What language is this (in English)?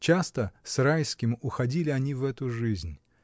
Russian